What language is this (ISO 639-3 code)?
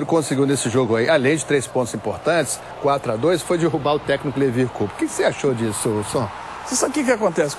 por